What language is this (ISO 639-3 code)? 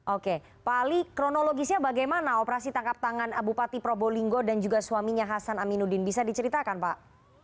ind